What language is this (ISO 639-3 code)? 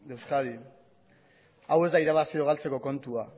eus